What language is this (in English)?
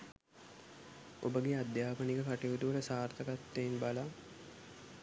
Sinhala